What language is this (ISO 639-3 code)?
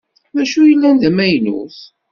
kab